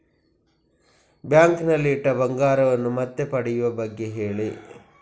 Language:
Kannada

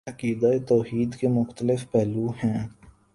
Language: Urdu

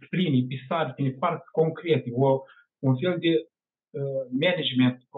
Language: Romanian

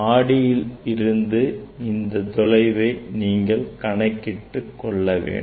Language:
Tamil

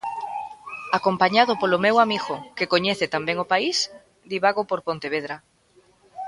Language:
Galician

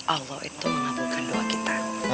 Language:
Indonesian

